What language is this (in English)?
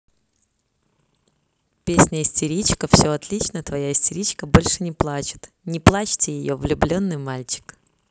Russian